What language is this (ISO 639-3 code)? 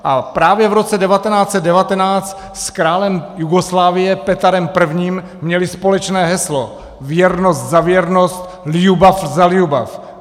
ces